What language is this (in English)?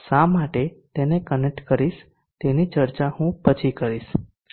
Gujarati